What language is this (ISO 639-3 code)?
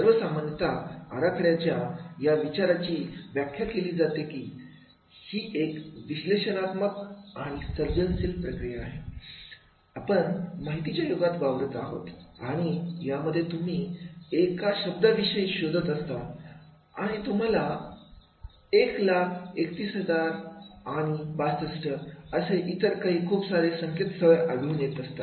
mar